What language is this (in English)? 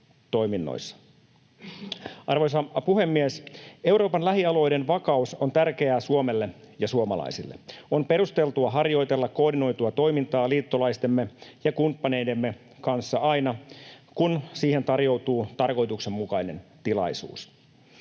Finnish